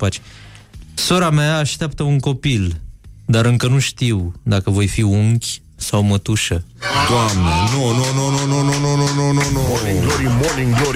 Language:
Romanian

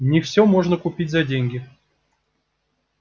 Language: Russian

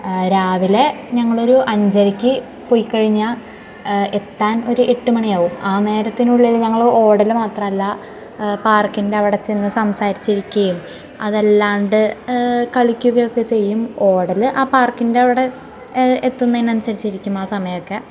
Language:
Malayalam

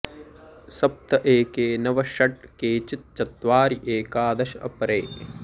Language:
Sanskrit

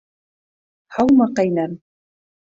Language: Bashkir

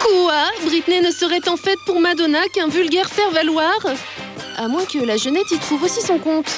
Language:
French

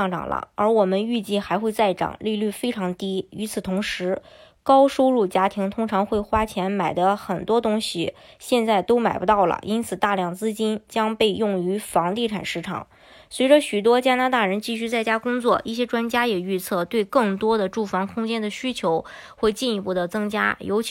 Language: Chinese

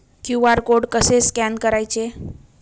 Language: Marathi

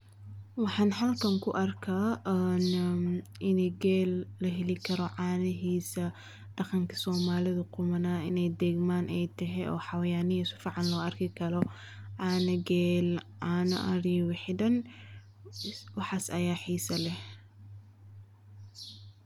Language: Somali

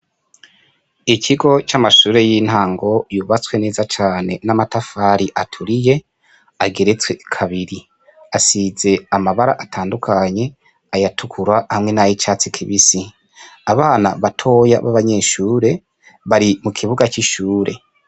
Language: Rundi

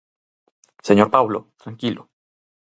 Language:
Galician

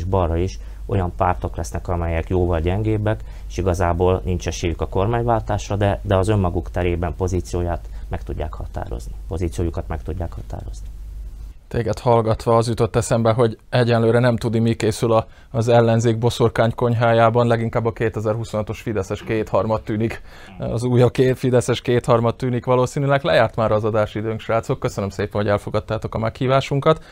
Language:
Hungarian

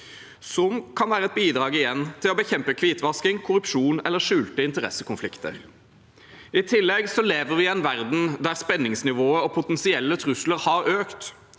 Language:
Norwegian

